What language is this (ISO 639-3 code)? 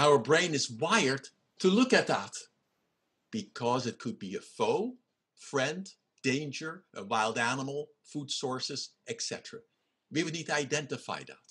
eng